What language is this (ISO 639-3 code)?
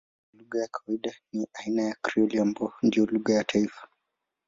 swa